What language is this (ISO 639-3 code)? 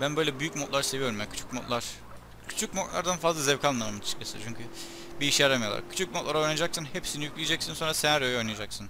tur